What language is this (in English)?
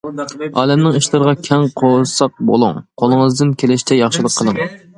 Uyghur